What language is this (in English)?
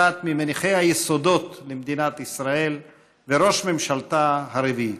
Hebrew